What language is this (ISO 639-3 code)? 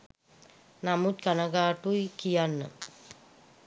sin